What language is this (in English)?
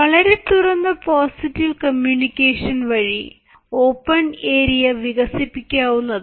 Malayalam